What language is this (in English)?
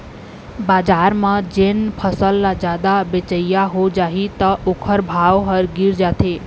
Chhattisgarhi